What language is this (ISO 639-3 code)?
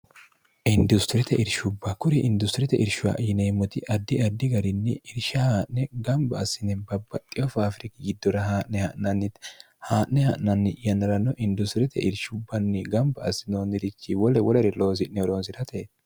sid